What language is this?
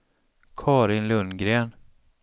Swedish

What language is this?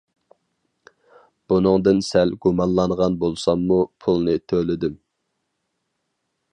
Uyghur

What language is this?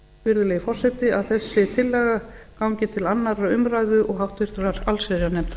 Icelandic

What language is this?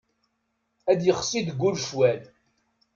Kabyle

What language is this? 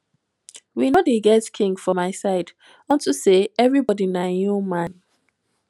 Nigerian Pidgin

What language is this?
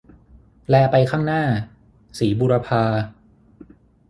Thai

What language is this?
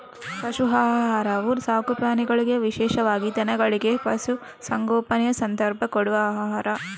Kannada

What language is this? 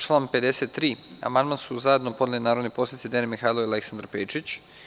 Serbian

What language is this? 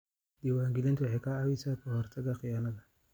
Somali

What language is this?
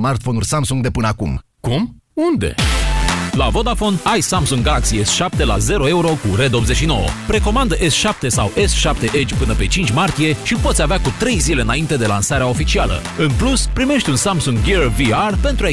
Romanian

